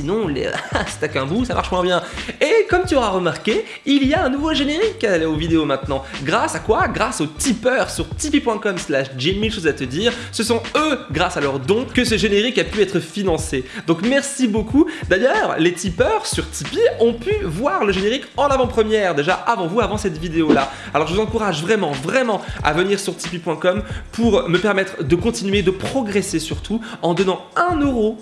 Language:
French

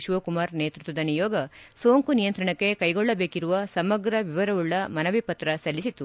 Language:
Kannada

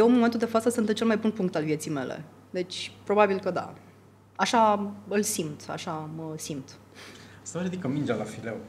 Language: Romanian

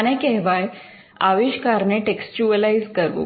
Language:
Gujarati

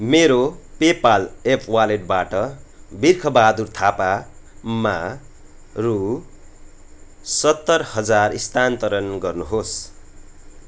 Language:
Nepali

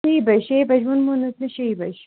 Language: Kashmiri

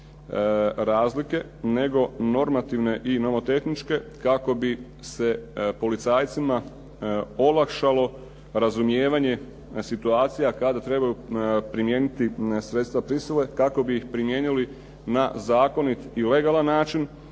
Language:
Croatian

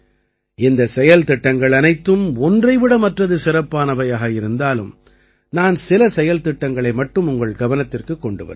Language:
Tamil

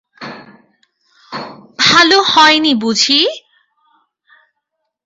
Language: Bangla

